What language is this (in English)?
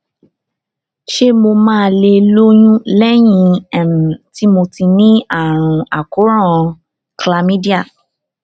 Yoruba